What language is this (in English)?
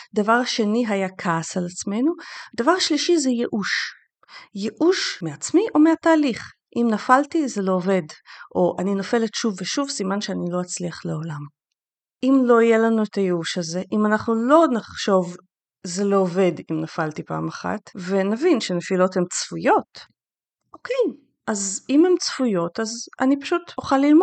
Hebrew